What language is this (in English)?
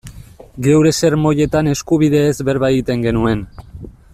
Basque